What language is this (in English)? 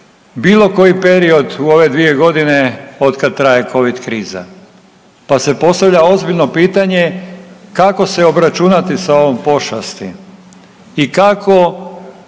Croatian